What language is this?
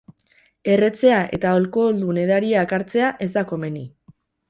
Basque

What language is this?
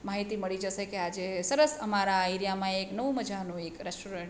Gujarati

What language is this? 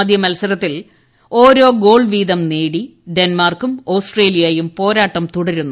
Malayalam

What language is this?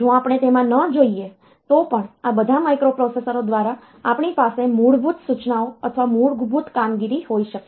Gujarati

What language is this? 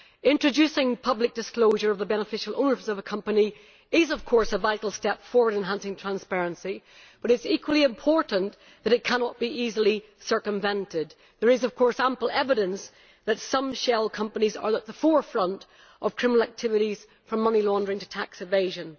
English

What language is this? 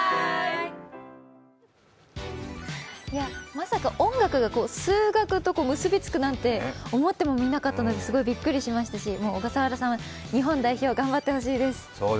Japanese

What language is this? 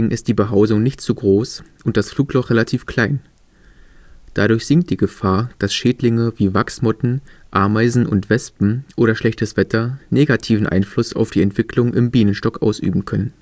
German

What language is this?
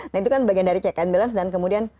Indonesian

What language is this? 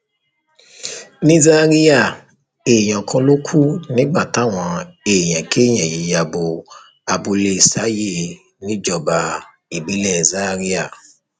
Yoruba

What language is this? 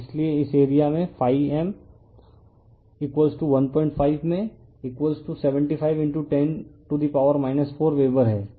Hindi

